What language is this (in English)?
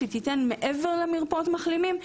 Hebrew